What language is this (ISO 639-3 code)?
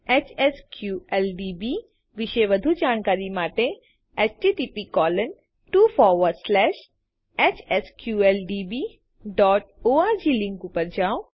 guj